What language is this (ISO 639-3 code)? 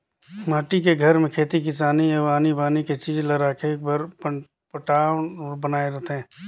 hne